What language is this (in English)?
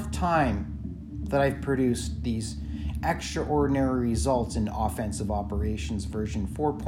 English